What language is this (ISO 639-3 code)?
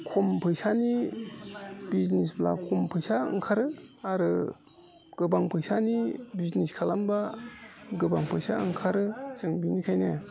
brx